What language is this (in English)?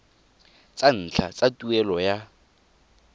Tswana